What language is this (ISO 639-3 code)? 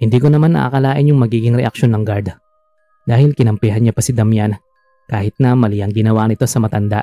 fil